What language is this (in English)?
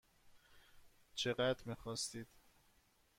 Persian